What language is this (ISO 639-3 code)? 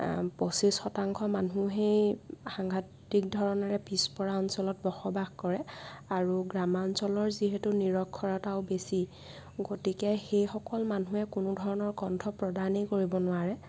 asm